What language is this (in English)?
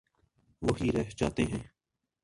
Urdu